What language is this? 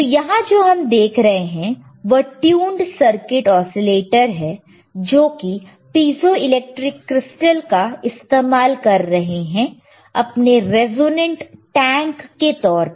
Hindi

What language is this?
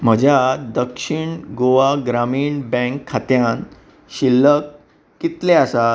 Konkani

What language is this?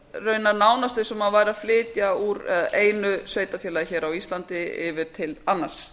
Icelandic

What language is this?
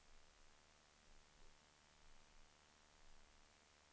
Swedish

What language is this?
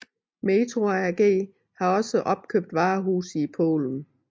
Danish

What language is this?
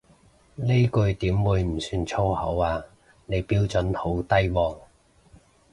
Cantonese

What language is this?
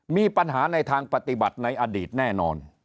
Thai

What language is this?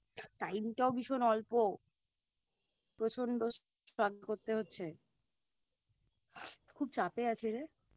Bangla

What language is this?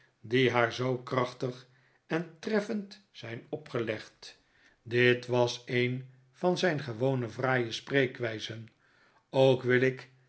Dutch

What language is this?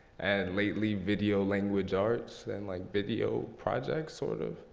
English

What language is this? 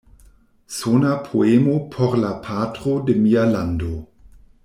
Esperanto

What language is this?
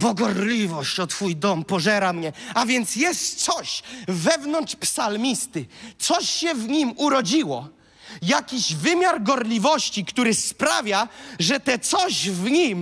Polish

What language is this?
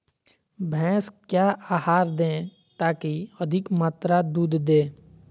Magahi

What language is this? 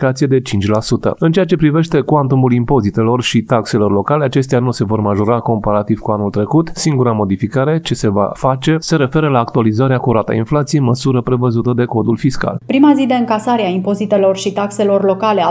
Romanian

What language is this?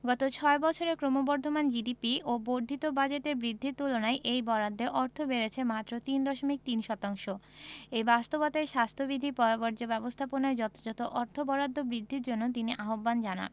Bangla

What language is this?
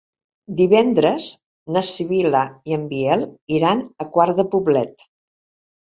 Catalan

